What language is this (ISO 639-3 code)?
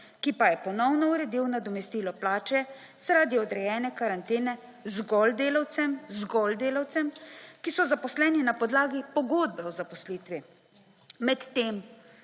slv